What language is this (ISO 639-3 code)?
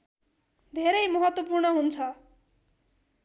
nep